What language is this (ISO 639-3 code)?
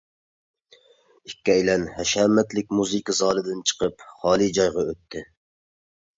uig